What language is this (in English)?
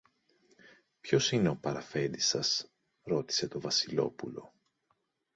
Greek